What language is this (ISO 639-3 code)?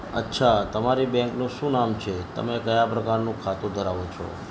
guj